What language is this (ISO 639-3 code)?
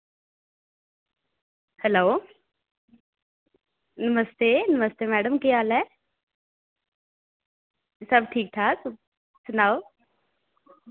doi